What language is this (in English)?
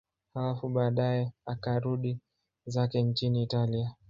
Swahili